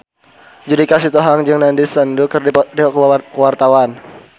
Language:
Sundanese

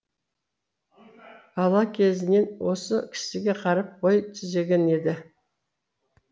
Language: Kazakh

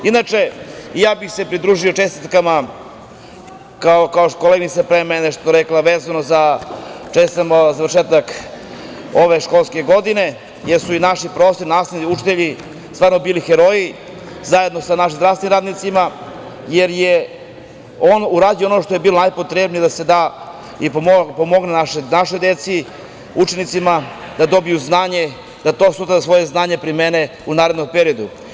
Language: Serbian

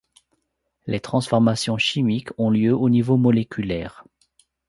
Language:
French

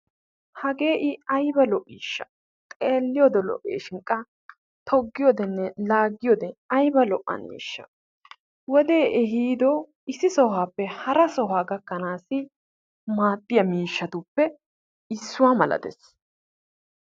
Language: Wolaytta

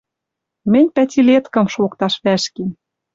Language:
Western Mari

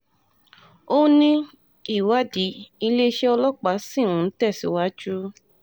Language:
Yoruba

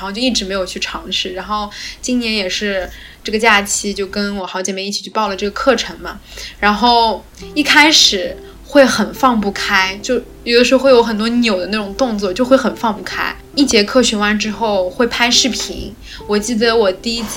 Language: Chinese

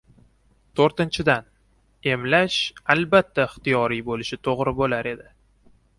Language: Uzbek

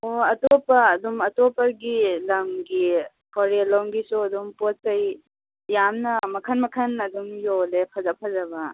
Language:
Manipuri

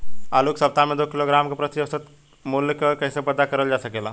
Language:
Bhojpuri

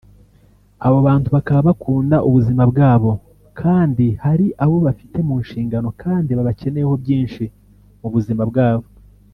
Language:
Kinyarwanda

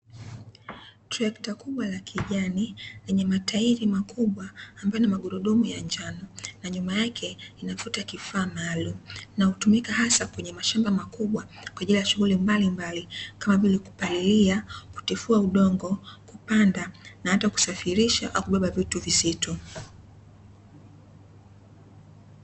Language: Swahili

